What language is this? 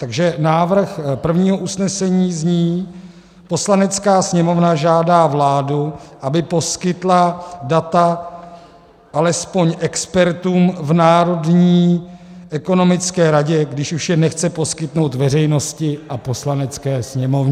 Czech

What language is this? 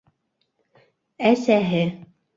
Bashkir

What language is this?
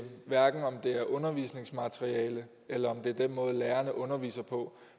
Danish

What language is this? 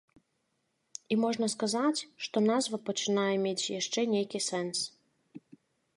Belarusian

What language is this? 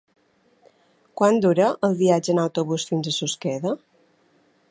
Catalan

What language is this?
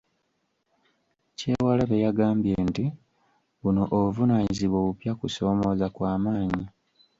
Ganda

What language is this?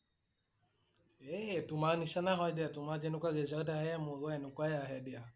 Assamese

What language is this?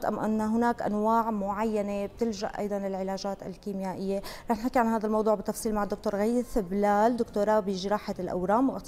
Arabic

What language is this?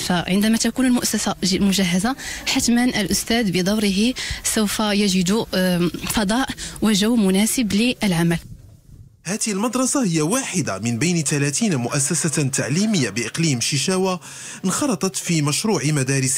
Arabic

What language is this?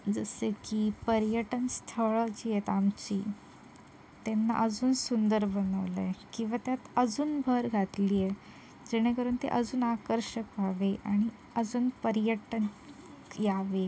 Marathi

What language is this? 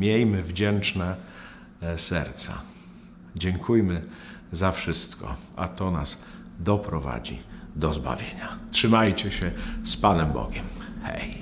Polish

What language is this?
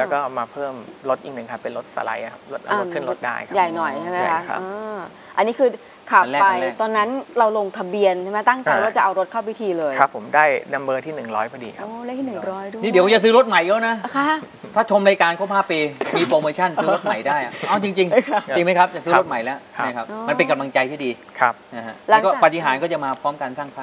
Thai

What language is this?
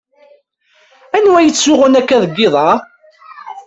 Kabyle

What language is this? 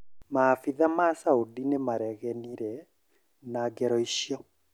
Kikuyu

